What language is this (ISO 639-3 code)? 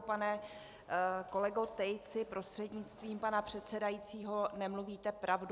ces